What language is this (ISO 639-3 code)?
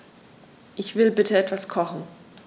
deu